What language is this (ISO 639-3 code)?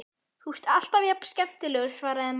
isl